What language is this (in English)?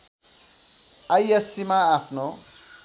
Nepali